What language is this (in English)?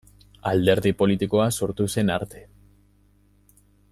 Basque